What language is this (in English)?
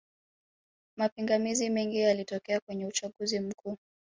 Swahili